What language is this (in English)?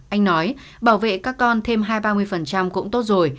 Vietnamese